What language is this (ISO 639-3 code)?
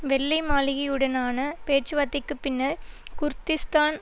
tam